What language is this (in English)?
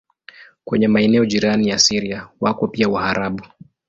Swahili